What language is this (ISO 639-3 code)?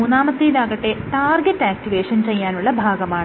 mal